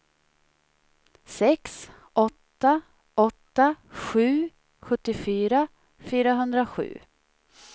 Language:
Swedish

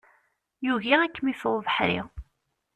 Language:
Kabyle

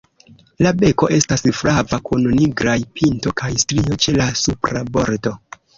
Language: Esperanto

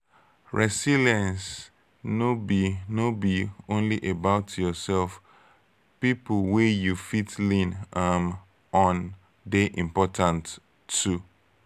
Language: Nigerian Pidgin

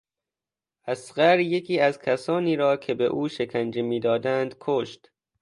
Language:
Persian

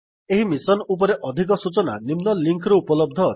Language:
Odia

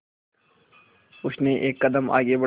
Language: Hindi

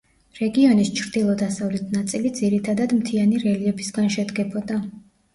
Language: Georgian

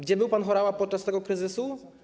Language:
Polish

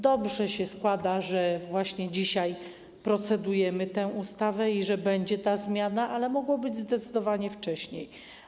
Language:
Polish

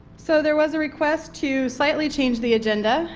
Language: English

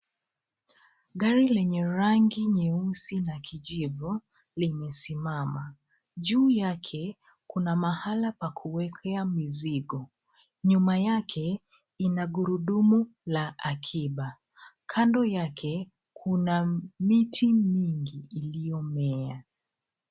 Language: Swahili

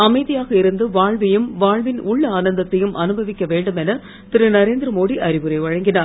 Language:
Tamil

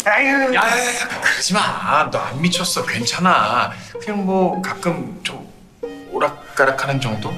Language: Korean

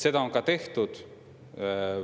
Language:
Estonian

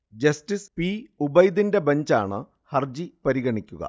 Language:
Malayalam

